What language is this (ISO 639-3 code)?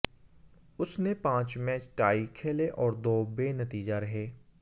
hin